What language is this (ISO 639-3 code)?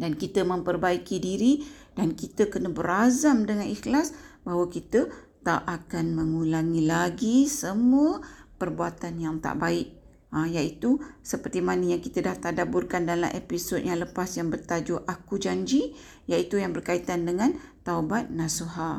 msa